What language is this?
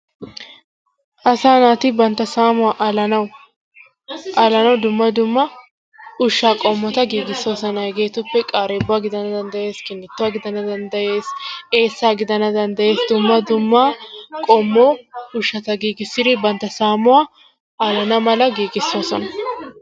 Wolaytta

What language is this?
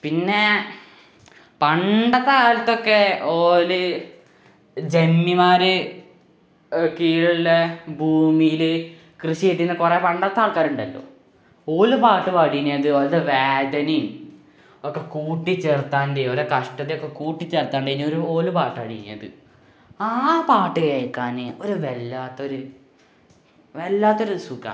Malayalam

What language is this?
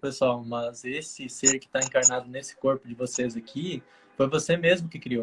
Portuguese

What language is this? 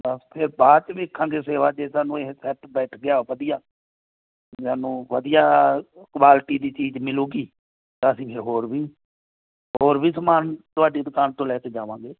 Punjabi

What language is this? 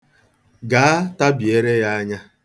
Igbo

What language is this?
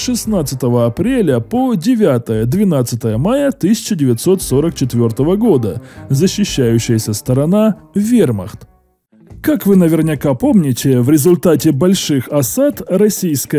Russian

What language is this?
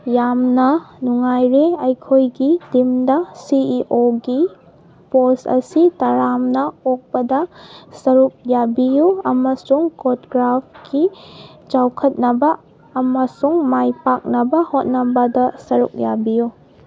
Manipuri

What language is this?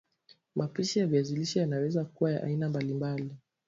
Swahili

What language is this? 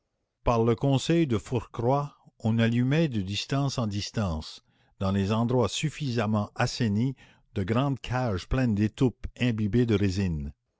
French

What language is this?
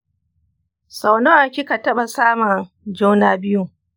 Hausa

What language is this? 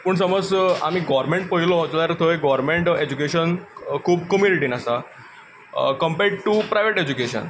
Konkani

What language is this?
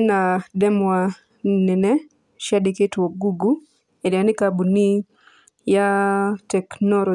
Kikuyu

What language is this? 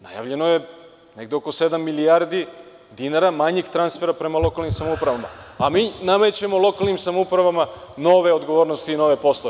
Serbian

